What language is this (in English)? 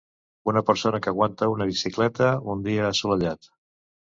Catalan